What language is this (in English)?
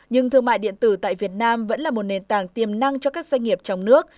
Vietnamese